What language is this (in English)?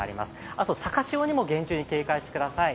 Japanese